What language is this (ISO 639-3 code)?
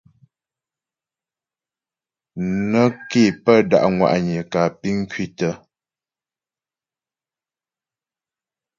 bbj